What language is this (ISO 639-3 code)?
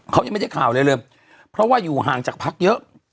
tha